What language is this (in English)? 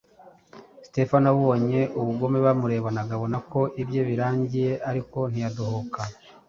Kinyarwanda